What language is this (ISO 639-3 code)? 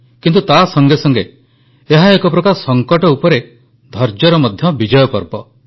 ori